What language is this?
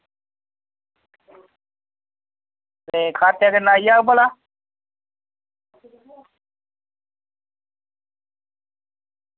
Dogri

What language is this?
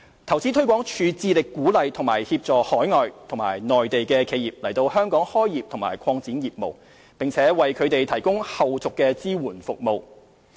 Cantonese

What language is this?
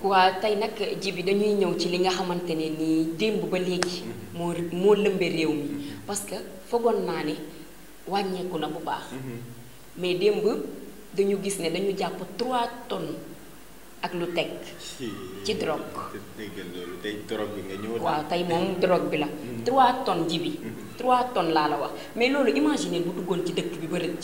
French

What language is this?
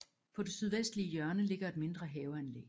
Danish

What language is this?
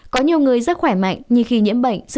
Vietnamese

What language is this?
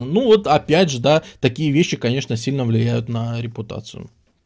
Russian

